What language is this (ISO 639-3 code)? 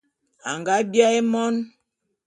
bum